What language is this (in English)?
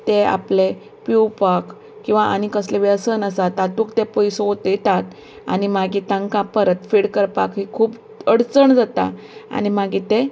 Konkani